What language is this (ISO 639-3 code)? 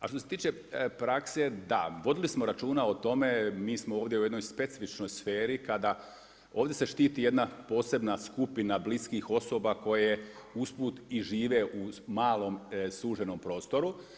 hrv